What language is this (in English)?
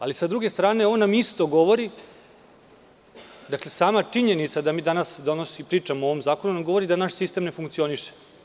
Serbian